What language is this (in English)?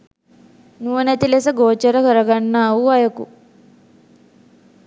Sinhala